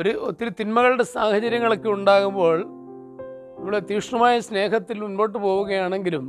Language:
Turkish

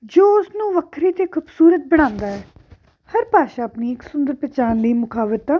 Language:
Punjabi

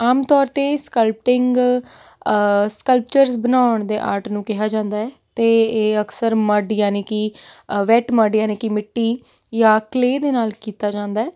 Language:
Punjabi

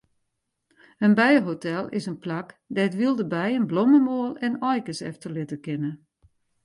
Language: Western Frisian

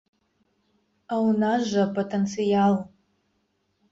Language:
Belarusian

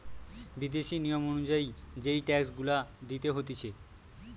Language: Bangla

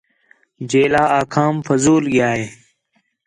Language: Khetrani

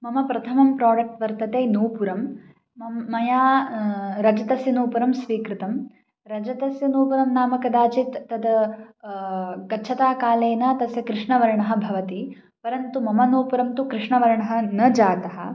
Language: Sanskrit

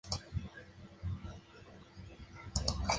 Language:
Spanish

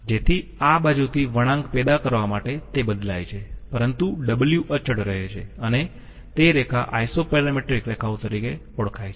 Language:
Gujarati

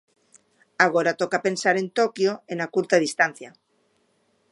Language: Galician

